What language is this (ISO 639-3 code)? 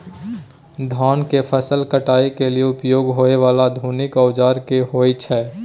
mai